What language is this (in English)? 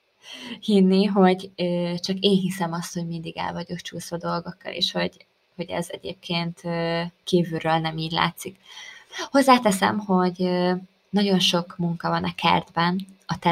Hungarian